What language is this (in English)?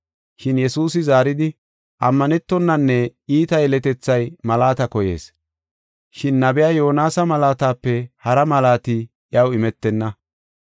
Gofa